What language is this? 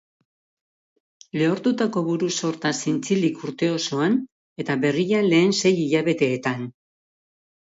Basque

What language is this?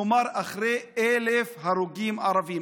Hebrew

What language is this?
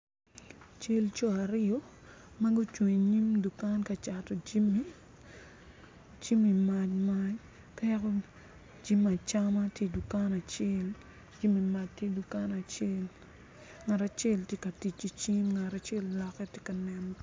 Acoli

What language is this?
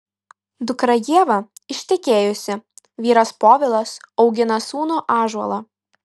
Lithuanian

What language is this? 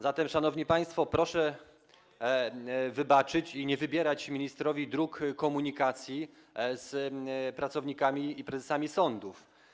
Polish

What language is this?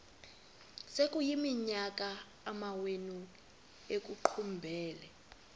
Xhosa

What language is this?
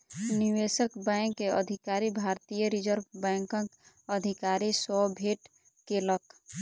Maithili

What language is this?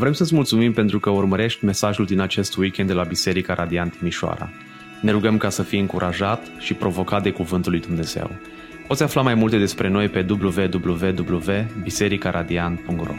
Romanian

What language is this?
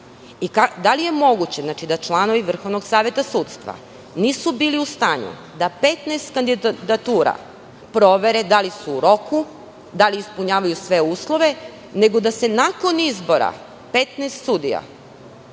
Serbian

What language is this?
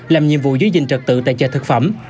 Vietnamese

